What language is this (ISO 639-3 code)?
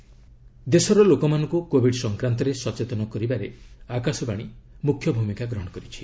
ori